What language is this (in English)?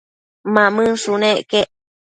Matsés